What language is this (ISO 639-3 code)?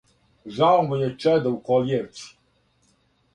srp